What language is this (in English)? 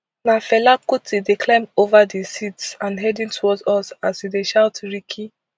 Nigerian Pidgin